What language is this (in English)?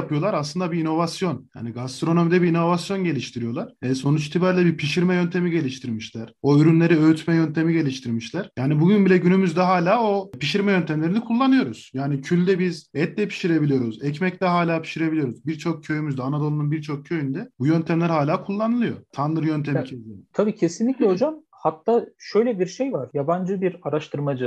Turkish